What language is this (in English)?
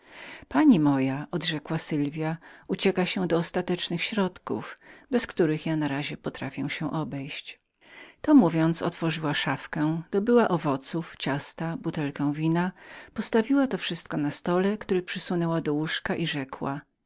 Polish